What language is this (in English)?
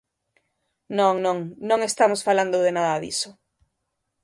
Galician